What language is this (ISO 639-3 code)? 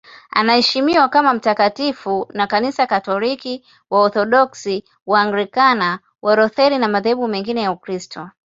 swa